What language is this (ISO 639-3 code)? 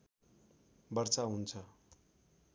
nep